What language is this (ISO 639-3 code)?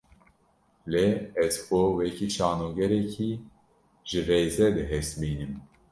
kur